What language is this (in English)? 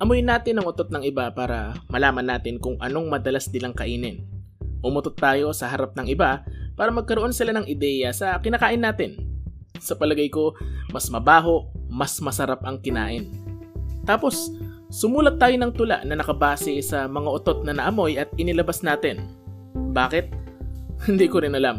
Filipino